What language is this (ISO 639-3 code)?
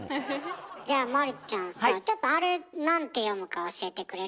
jpn